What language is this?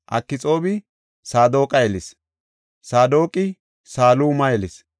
Gofa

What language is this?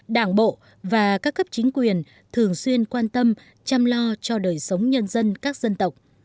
Vietnamese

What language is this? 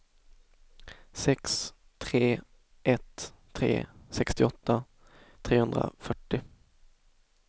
Swedish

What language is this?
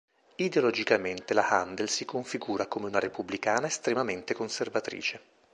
Italian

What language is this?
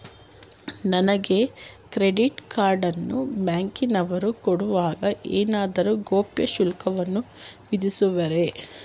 Kannada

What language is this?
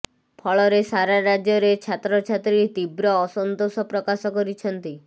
Odia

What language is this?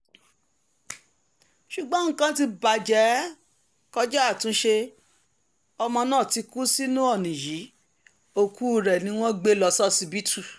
Yoruba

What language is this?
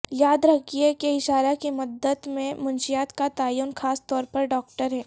Urdu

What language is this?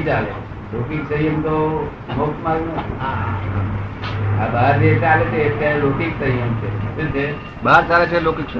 Gujarati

